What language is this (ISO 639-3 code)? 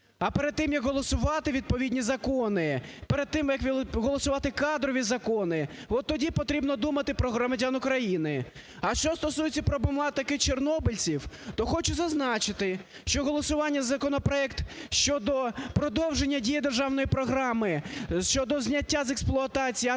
ukr